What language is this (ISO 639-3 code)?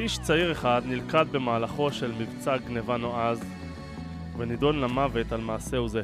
heb